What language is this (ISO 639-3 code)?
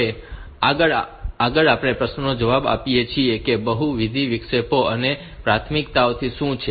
guj